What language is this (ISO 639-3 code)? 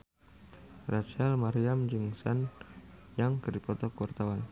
sun